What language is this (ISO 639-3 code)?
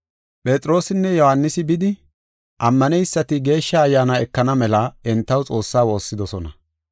gof